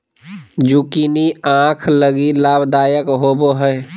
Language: Magahi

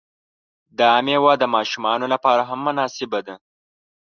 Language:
Pashto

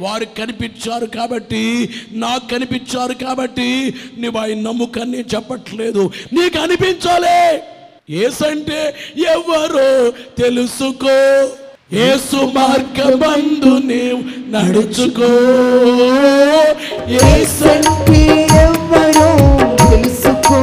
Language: Telugu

